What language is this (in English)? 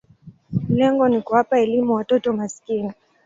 Swahili